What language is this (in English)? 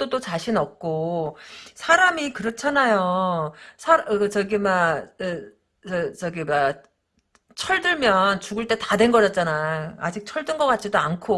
Korean